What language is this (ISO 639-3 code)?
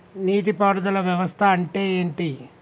tel